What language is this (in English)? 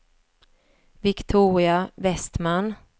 Swedish